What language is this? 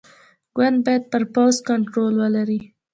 Pashto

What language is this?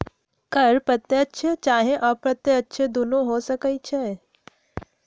Magahi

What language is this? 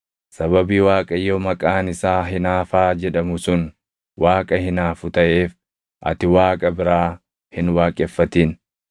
Oromo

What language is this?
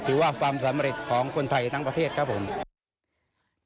Thai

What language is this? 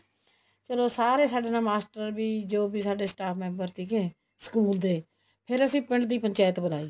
Punjabi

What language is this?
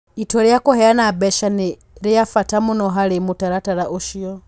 Kikuyu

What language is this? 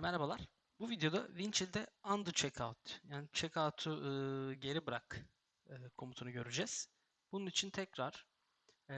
Turkish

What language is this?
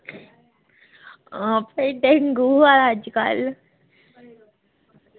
Dogri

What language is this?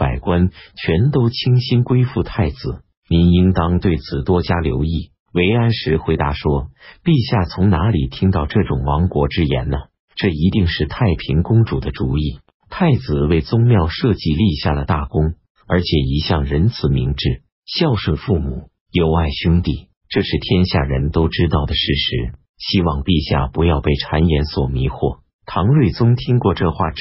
Chinese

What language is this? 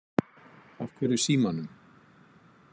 Icelandic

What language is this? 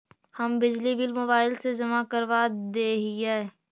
Magahi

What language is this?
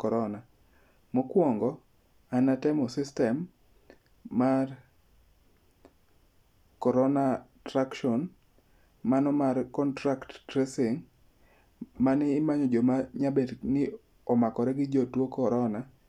Luo (Kenya and Tanzania)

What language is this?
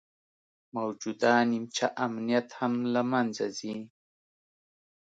Pashto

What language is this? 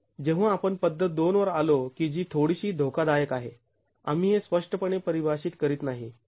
Marathi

